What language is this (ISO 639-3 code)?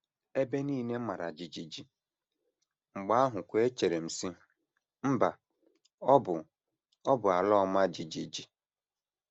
ibo